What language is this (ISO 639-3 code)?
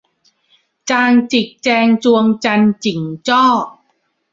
tha